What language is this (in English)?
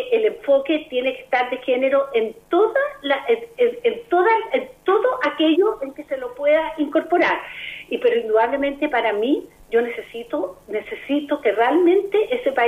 Spanish